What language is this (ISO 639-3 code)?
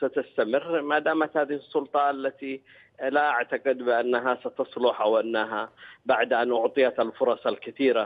ara